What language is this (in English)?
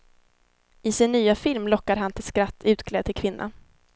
Swedish